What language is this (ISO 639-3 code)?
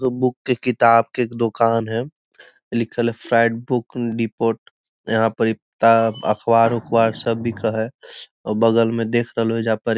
mag